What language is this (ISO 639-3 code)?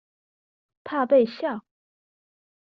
zho